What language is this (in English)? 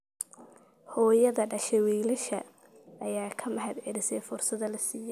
Somali